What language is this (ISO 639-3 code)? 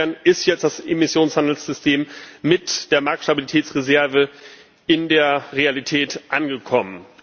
deu